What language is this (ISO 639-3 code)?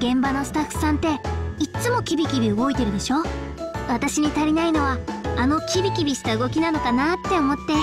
jpn